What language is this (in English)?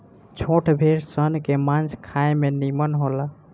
Bhojpuri